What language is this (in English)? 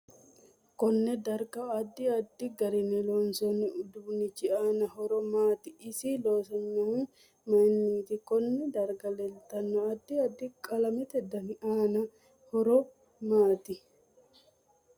Sidamo